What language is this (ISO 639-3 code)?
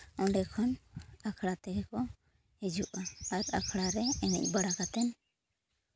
sat